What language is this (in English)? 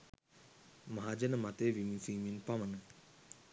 Sinhala